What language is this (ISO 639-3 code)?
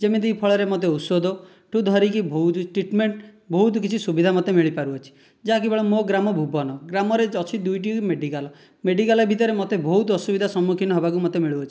ori